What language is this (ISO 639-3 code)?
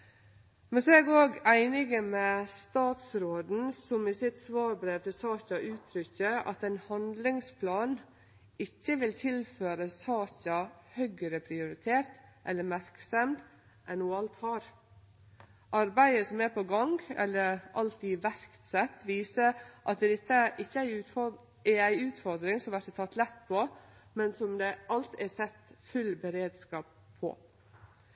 nno